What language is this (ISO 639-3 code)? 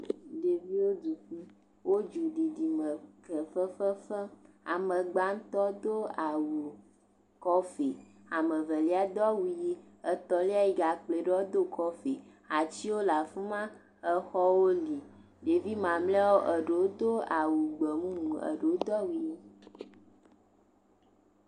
ewe